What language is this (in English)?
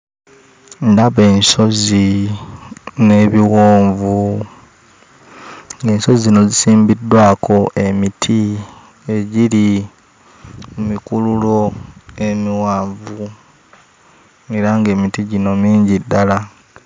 Ganda